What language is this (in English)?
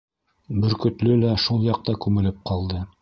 Bashkir